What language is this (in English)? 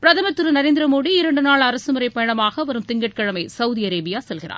Tamil